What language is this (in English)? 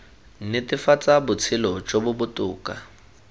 Tswana